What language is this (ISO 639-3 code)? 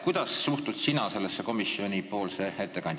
est